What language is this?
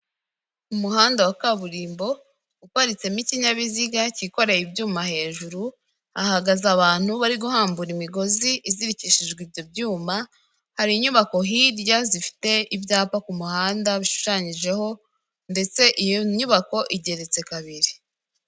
Kinyarwanda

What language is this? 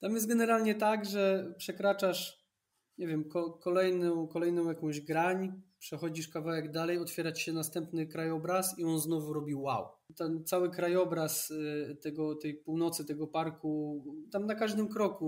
Polish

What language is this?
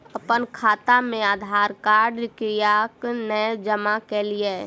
Maithili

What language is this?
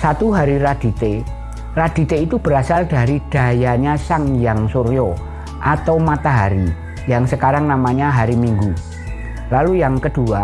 Indonesian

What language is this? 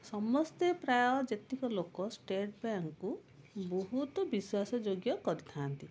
Odia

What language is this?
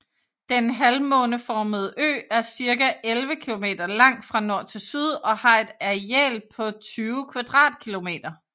Danish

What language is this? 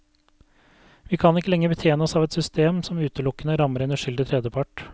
Norwegian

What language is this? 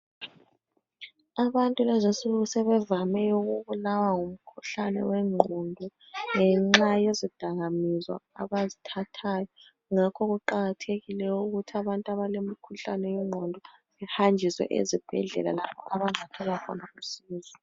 North Ndebele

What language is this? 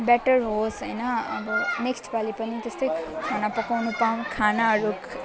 Nepali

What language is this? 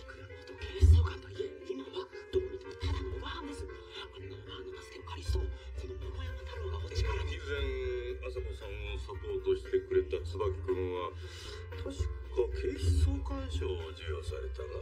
Japanese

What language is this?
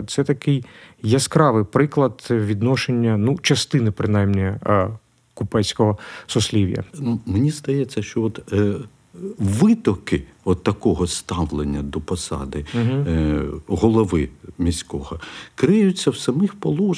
Ukrainian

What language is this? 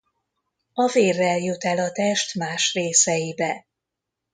Hungarian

